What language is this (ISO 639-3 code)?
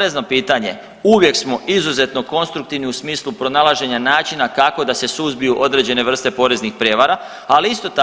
hrv